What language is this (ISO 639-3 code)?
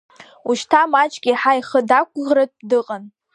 abk